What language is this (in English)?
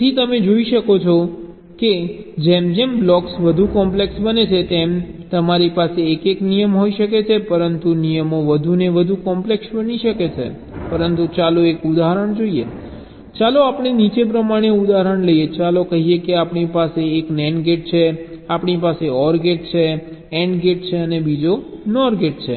Gujarati